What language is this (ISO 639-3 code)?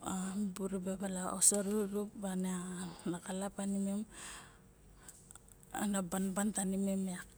bjk